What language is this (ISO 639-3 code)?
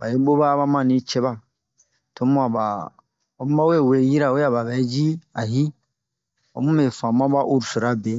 bmq